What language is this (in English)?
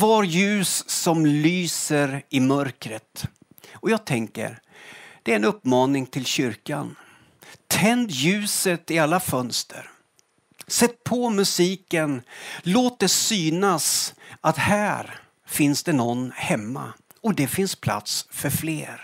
Swedish